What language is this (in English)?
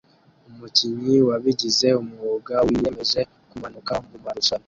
Kinyarwanda